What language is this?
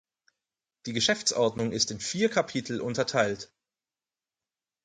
German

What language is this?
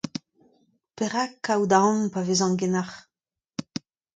Breton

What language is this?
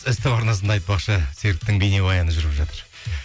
Kazakh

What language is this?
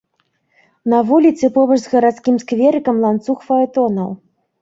Belarusian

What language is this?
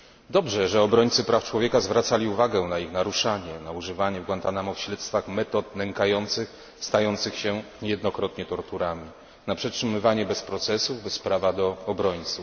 Polish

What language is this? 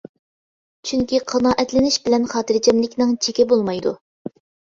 Uyghur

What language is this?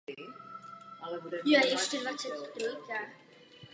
Czech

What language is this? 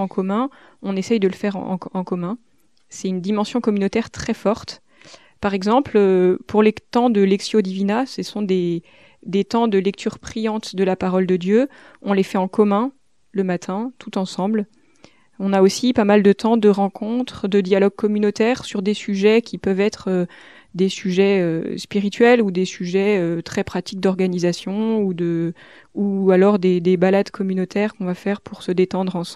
French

